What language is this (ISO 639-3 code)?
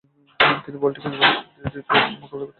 ben